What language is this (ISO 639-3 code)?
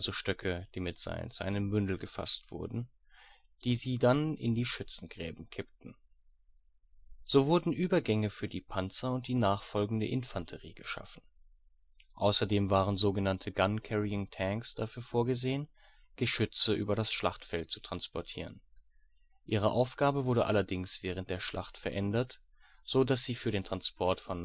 deu